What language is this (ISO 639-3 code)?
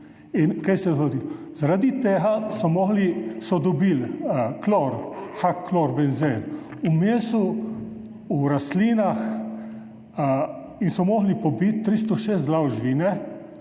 slv